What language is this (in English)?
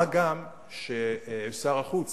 Hebrew